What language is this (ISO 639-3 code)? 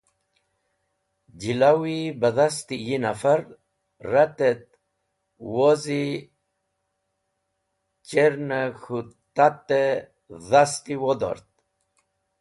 wbl